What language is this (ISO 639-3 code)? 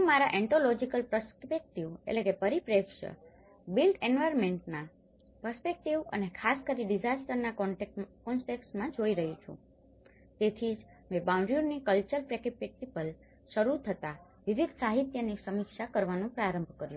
guj